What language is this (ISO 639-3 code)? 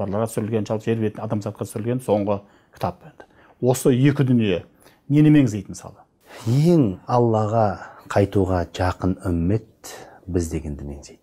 tur